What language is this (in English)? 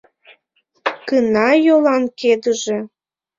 Mari